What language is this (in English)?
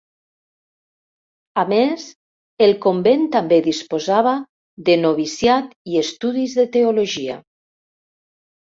Catalan